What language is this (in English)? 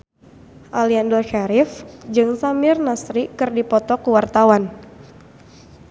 Sundanese